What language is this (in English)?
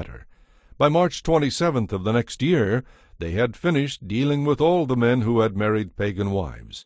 English